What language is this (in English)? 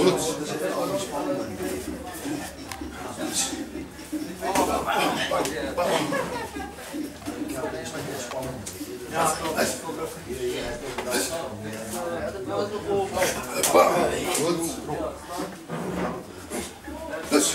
Bulgarian